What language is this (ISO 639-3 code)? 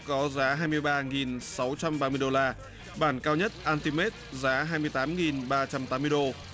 vie